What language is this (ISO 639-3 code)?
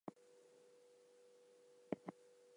eng